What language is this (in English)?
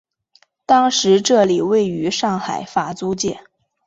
Chinese